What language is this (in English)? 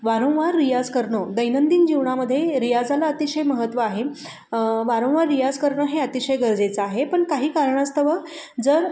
Marathi